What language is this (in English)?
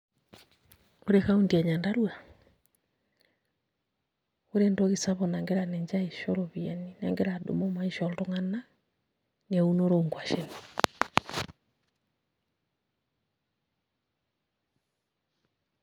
Masai